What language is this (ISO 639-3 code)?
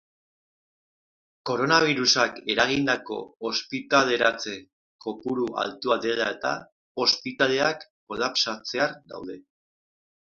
eus